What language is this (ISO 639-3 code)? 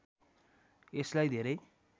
nep